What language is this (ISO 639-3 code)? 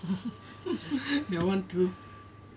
eng